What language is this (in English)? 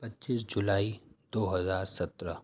Urdu